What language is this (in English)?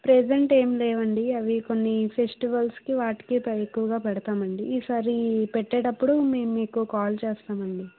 Telugu